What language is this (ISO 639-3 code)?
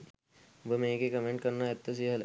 sin